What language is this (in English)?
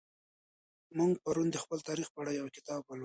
Pashto